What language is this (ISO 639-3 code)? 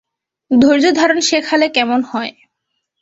ben